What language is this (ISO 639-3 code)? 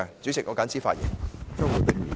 yue